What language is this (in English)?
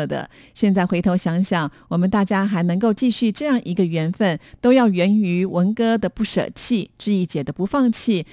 Chinese